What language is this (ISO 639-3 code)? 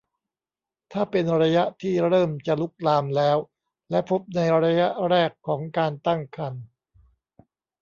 tha